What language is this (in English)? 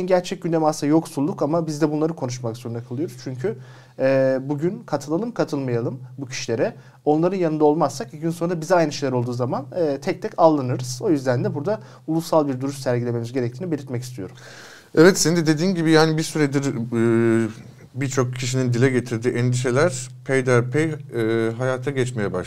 Turkish